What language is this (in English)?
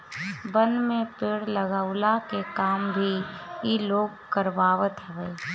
Bhojpuri